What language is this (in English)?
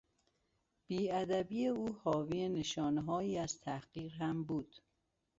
Persian